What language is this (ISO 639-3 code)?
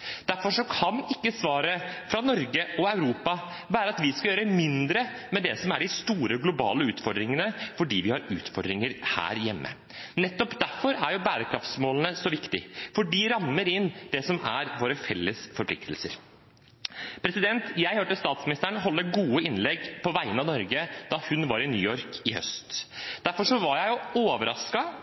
nob